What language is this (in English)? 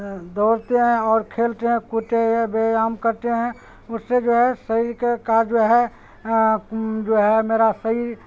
Urdu